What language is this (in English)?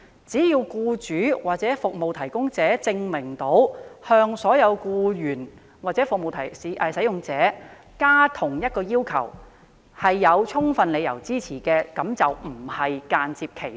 Cantonese